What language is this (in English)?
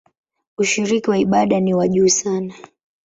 Swahili